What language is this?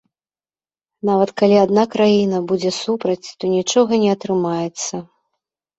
Belarusian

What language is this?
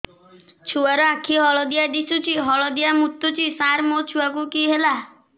Odia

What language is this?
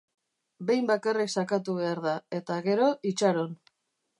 Basque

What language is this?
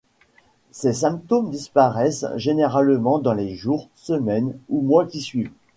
French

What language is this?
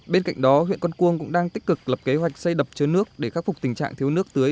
Vietnamese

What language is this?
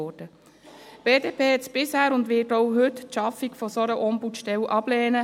Swiss German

